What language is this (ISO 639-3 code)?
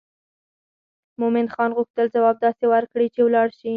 pus